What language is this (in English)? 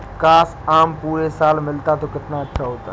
Hindi